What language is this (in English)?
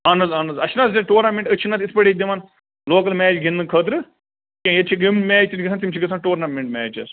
Kashmiri